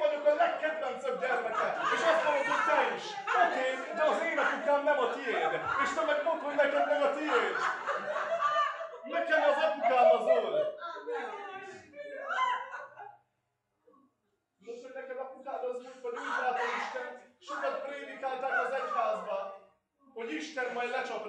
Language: Hungarian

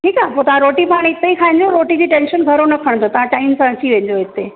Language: Sindhi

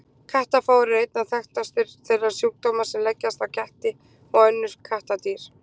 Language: Icelandic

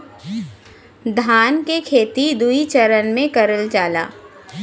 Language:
Bhojpuri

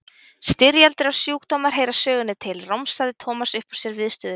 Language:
Icelandic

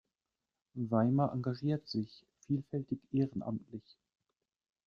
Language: German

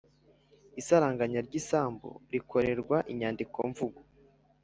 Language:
Kinyarwanda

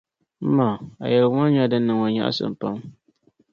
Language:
Dagbani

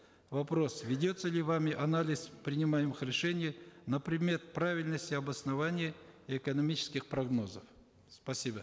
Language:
Kazakh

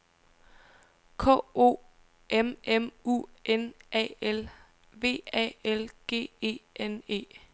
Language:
Danish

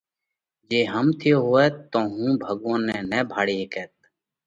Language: Parkari Koli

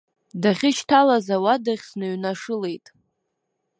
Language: Abkhazian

